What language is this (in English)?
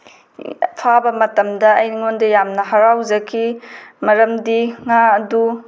Manipuri